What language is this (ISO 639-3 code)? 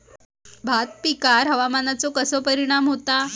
mar